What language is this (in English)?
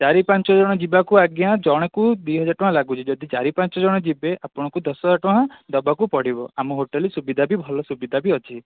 Odia